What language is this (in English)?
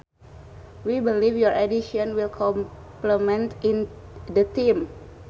Sundanese